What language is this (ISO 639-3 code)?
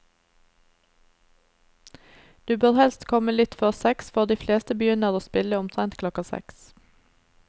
nor